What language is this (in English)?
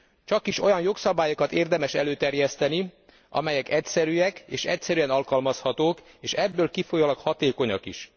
Hungarian